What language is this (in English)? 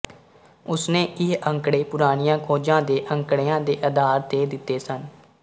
Punjabi